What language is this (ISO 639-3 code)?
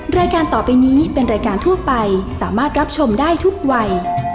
tha